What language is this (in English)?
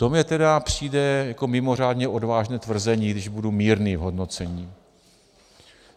Czech